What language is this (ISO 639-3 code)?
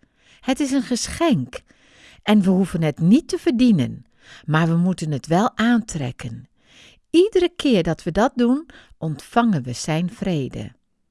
nld